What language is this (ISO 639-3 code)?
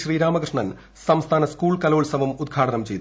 mal